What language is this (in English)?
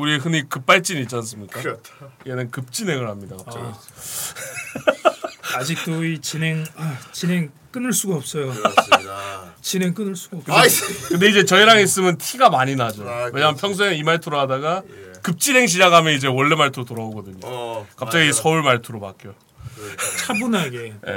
Korean